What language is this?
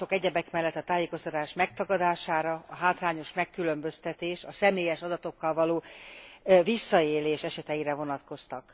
Hungarian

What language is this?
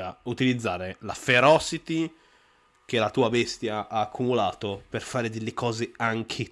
Italian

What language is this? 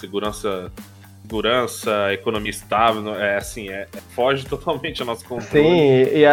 Portuguese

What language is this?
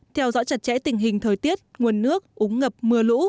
Vietnamese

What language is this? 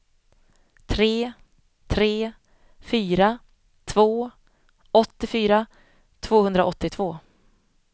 Swedish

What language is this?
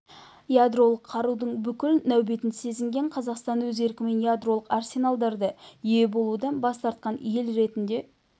Kazakh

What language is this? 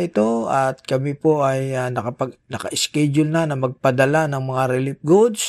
Filipino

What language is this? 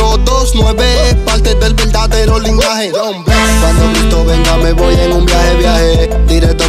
Romanian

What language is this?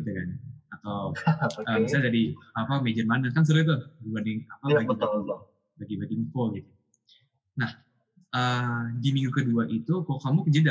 Indonesian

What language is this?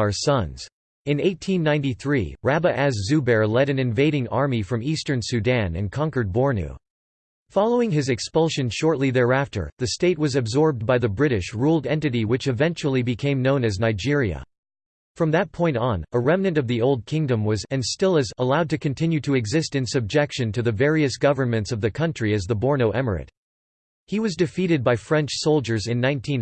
English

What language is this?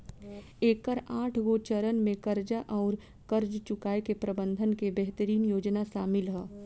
Bhojpuri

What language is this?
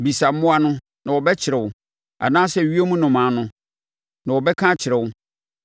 Akan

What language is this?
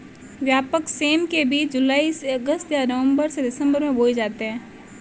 Hindi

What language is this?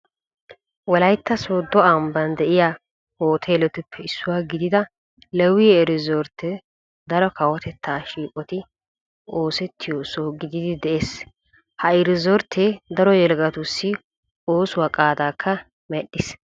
Wolaytta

